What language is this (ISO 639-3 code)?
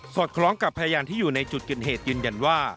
tha